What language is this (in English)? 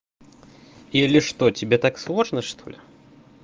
Russian